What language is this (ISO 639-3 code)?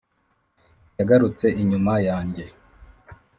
kin